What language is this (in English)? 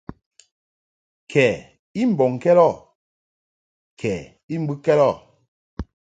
Mungaka